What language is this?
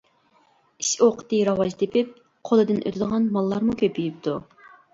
Uyghur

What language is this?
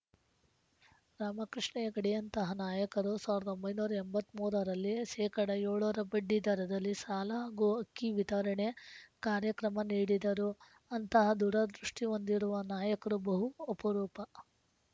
Kannada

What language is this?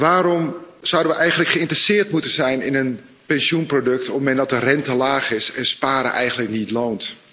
Dutch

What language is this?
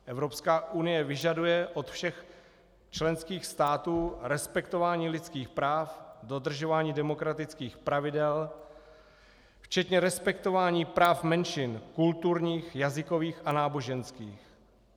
Czech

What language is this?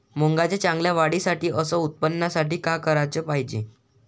Marathi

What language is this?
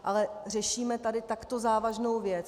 Czech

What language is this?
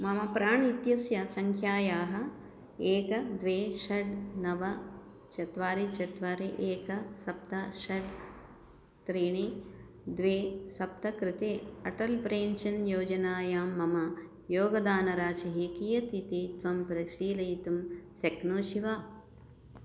Sanskrit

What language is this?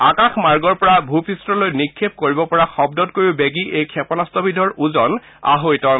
Assamese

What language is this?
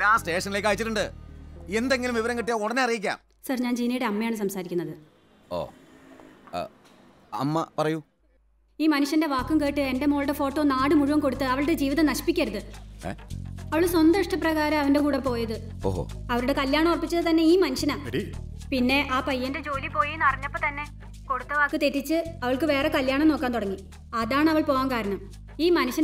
Indonesian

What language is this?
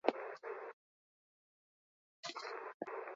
Basque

